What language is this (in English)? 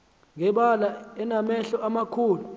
Xhosa